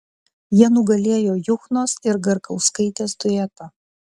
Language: Lithuanian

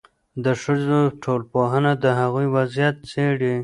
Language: Pashto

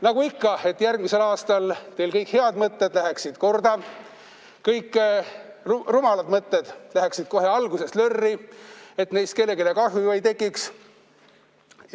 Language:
Estonian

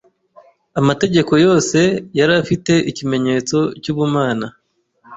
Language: Kinyarwanda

